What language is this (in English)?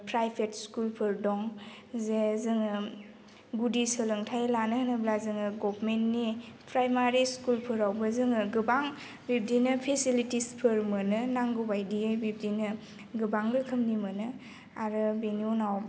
Bodo